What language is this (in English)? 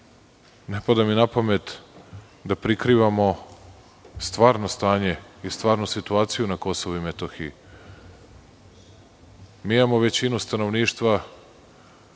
Serbian